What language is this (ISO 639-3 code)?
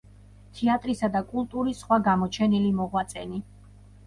kat